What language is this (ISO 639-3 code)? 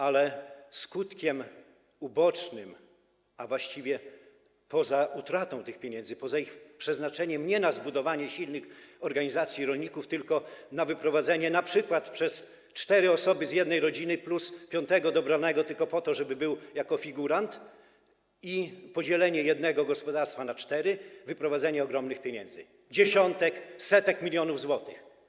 pol